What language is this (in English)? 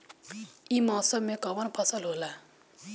Bhojpuri